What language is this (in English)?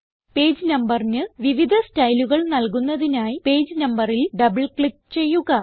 Malayalam